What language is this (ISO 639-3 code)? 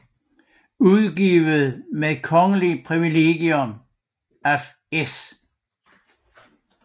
dan